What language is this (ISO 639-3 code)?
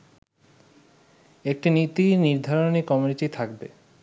ben